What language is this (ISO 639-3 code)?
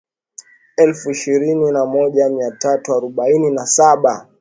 swa